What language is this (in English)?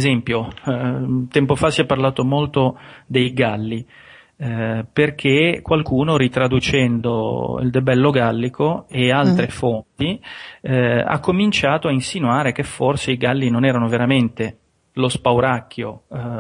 Italian